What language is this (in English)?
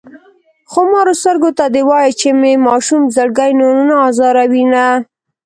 Pashto